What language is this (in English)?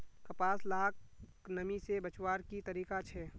Magahi